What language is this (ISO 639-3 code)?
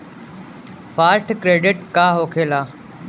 bho